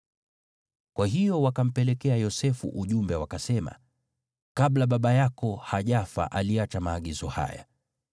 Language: Swahili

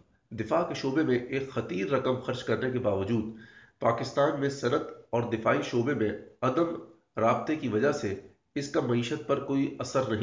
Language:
Urdu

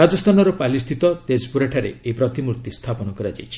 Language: Odia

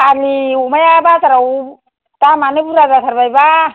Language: Bodo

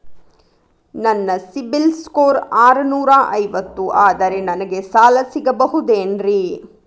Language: Kannada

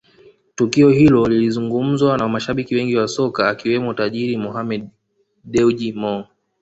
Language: Swahili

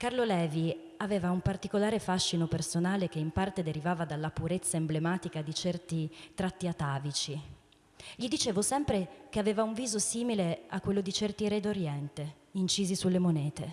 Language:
Italian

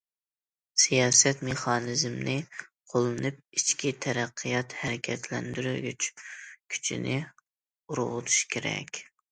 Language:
Uyghur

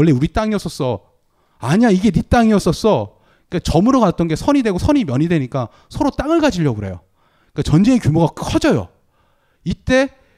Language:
Korean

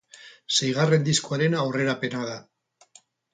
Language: Basque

